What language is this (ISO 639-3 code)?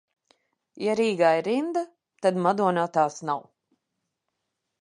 lav